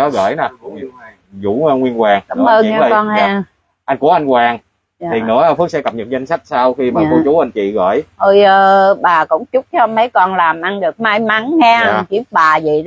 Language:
Vietnamese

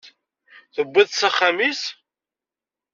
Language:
Kabyle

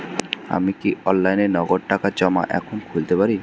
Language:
Bangla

